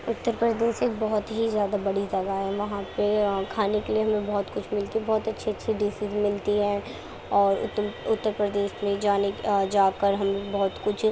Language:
Urdu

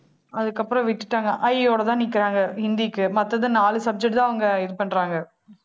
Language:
Tamil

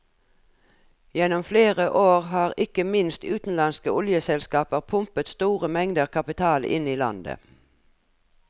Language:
Norwegian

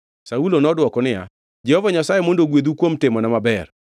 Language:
Luo (Kenya and Tanzania)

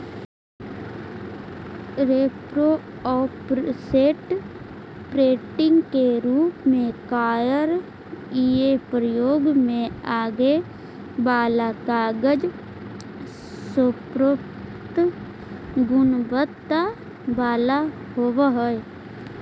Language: Magahi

